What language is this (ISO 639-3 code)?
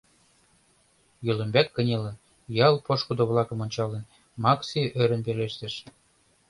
chm